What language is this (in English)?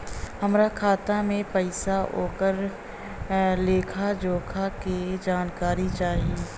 Bhojpuri